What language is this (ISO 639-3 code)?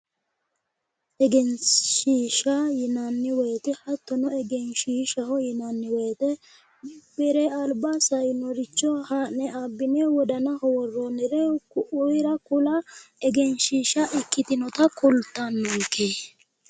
sid